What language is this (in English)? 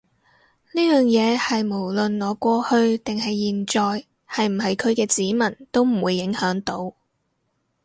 Cantonese